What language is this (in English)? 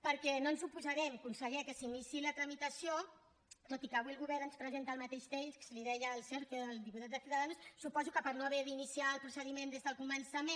Catalan